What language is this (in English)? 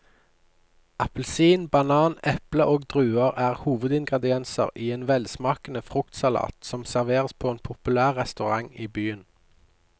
Norwegian